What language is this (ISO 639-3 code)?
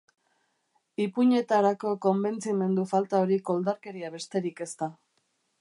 eus